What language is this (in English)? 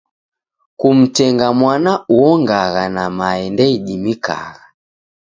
Taita